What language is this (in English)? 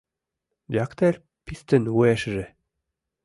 Mari